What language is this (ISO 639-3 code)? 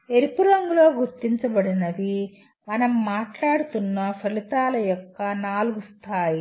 tel